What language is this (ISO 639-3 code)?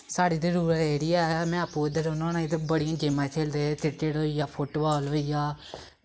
doi